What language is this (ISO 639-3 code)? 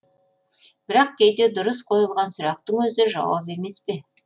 kaz